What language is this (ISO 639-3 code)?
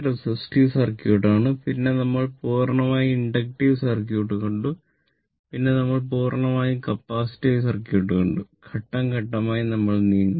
mal